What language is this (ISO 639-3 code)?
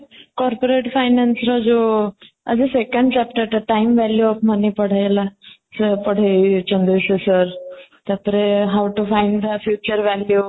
ori